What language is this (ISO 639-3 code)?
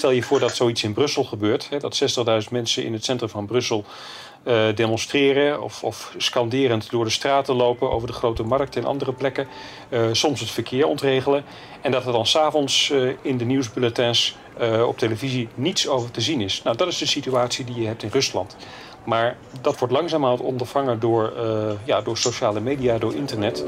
nld